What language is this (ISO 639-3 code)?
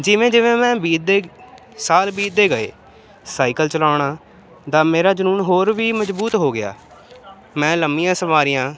pan